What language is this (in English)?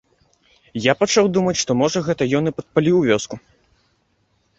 Belarusian